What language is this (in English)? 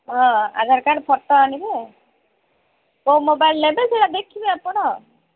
Odia